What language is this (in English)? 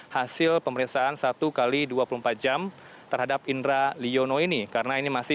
Indonesian